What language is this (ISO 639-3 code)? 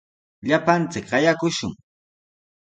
qws